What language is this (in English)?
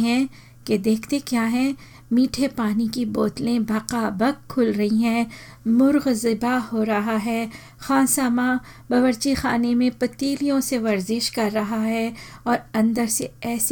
Hindi